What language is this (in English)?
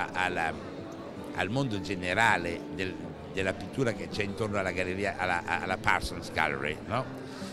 Italian